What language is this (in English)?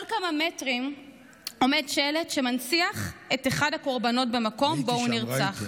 Hebrew